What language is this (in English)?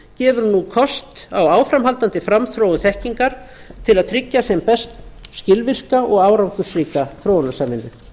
Icelandic